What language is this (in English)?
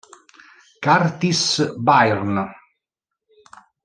Italian